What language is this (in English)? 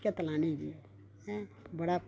Dogri